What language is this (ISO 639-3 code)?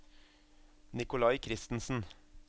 nor